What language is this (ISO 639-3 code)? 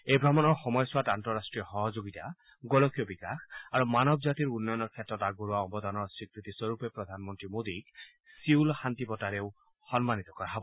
asm